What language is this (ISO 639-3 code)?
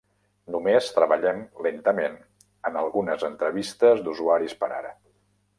cat